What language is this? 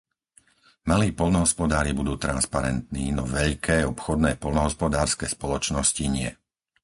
Slovak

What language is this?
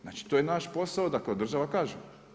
Croatian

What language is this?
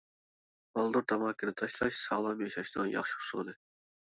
Uyghur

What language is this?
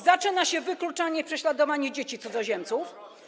Polish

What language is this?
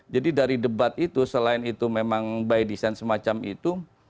Indonesian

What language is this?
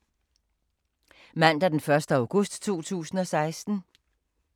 Danish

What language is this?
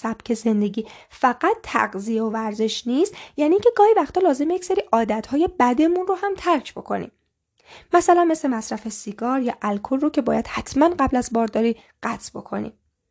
Persian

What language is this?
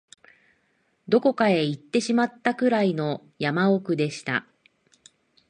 Japanese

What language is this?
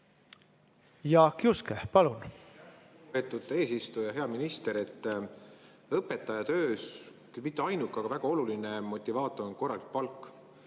Estonian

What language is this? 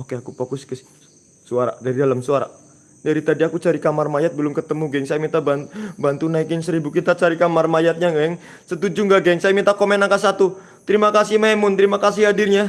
Indonesian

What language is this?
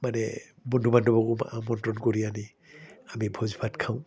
Assamese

